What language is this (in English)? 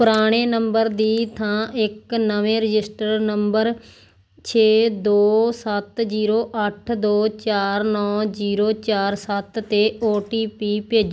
Punjabi